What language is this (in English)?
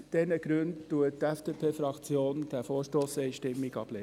Swiss German